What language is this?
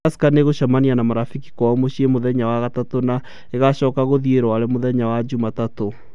Kikuyu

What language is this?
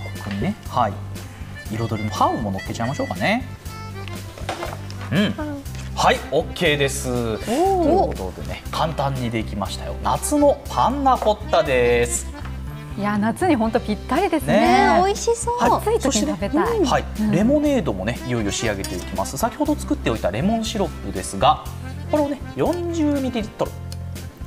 Japanese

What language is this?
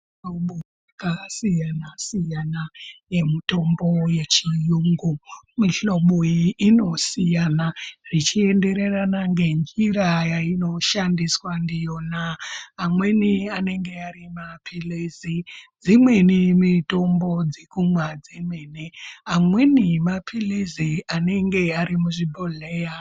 Ndau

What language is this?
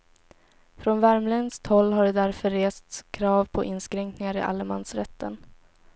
Swedish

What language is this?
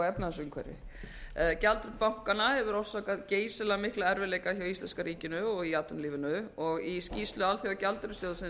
Icelandic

